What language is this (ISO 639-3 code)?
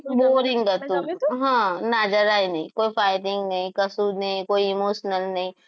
guj